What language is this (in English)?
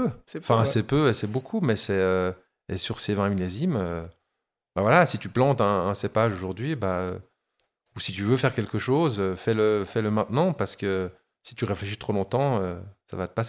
French